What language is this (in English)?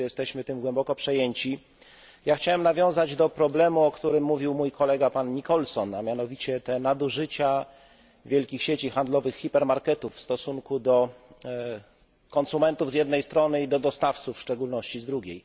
Polish